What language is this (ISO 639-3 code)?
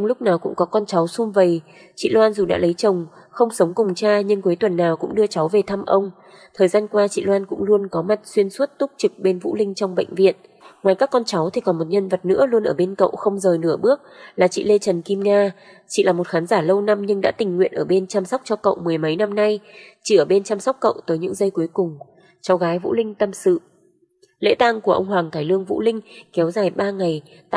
vie